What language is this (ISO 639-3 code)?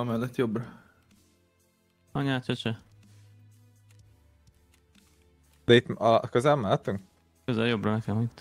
hun